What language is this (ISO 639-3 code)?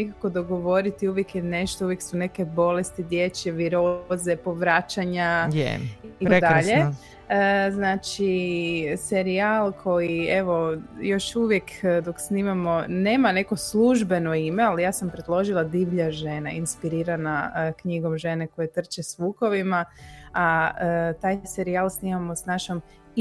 hrv